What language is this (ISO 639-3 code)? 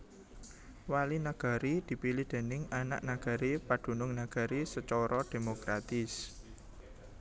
jav